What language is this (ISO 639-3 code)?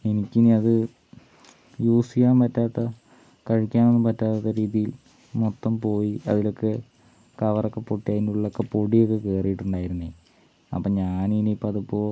mal